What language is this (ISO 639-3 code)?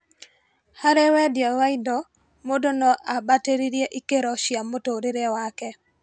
kik